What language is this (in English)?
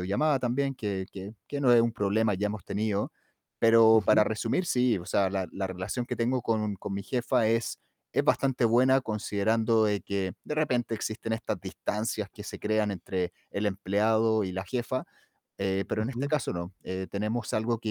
Spanish